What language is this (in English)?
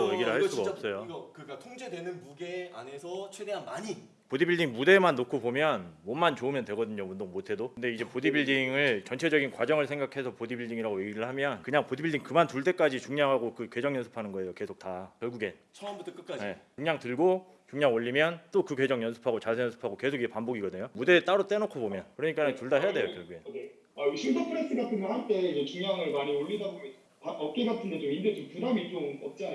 Korean